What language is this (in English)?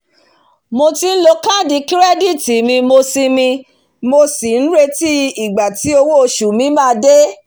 Yoruba